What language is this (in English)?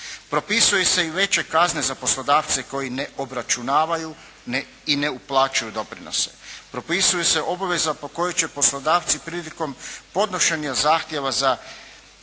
Croatian